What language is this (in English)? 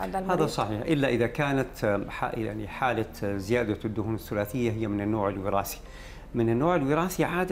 Arabic